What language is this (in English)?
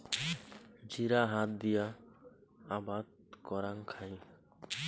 Bangla